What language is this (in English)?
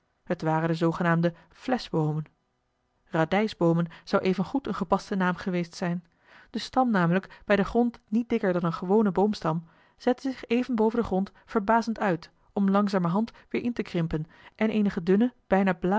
Dutch